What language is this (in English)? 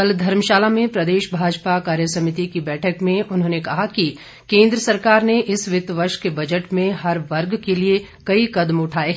Hindi